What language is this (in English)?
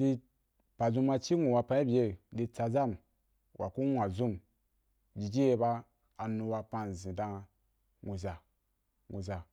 Wapan